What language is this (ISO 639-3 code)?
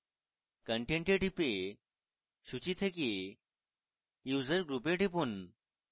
ben